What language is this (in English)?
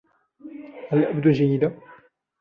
Arabic